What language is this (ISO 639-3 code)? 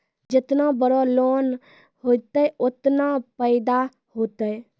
mai